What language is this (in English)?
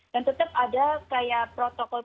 Indonesian